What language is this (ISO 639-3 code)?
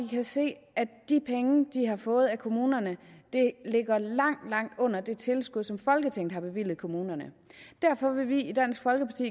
dan